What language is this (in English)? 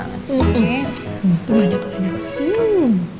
Indonesian